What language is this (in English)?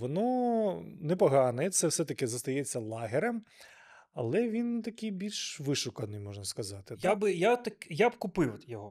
Ukrainian